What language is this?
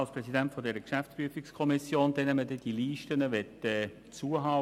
Swiss German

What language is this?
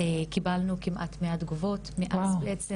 Hebrew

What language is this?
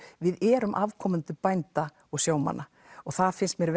Icelandic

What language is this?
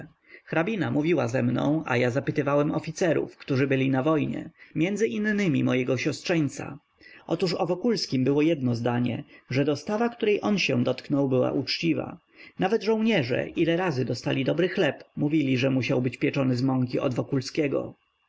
Polish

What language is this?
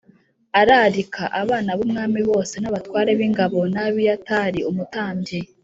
Kinyarwanda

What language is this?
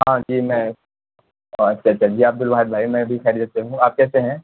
Urdu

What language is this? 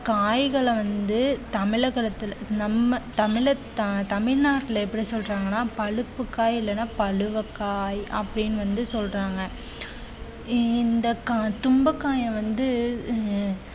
Tamil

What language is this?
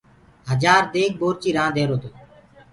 Gurgula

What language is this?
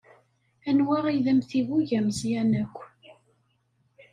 Kabyle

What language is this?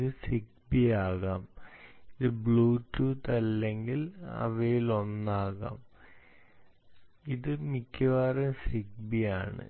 Malayalam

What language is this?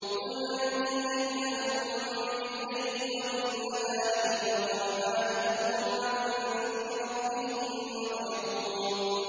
Arabic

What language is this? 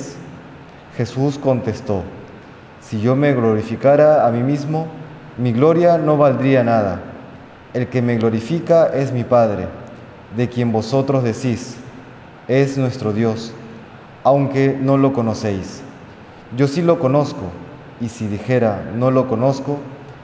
Spanish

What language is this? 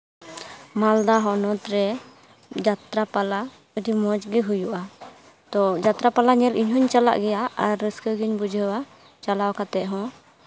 Santali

